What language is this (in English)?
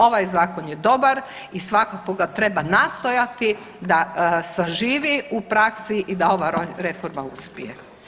Croatian